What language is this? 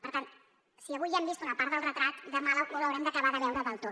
Catalan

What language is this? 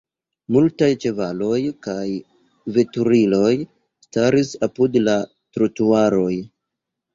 Esperanto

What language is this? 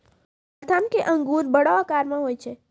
Maithili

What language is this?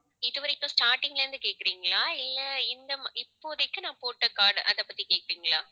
Tamil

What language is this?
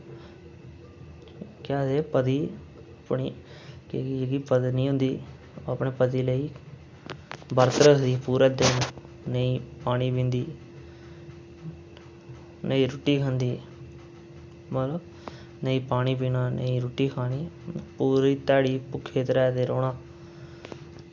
Dogri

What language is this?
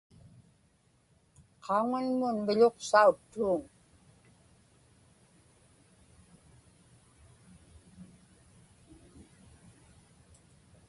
Inupiaq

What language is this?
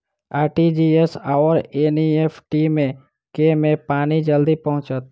Maithili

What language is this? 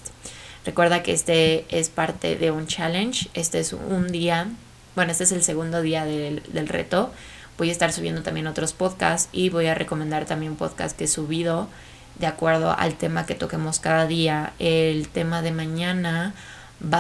Spanish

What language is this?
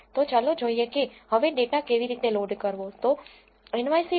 Gujarati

